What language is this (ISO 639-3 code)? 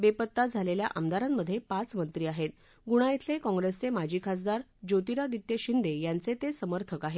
mar